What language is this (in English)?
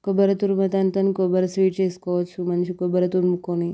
Telugu